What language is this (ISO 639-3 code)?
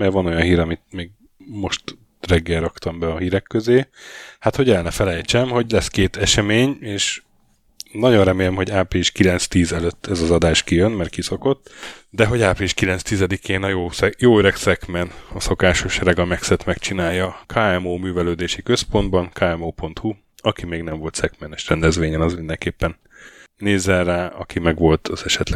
hun